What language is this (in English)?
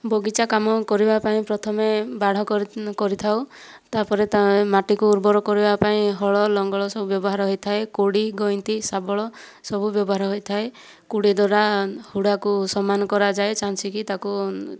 Odia